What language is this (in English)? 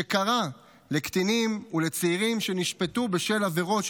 Hebrew